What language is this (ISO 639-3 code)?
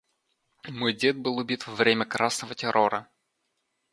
rus